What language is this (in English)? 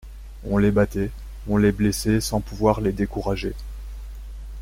French